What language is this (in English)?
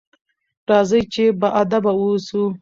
Pashto